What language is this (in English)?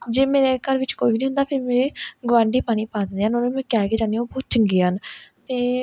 Punjabi